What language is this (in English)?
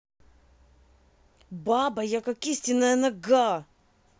Russian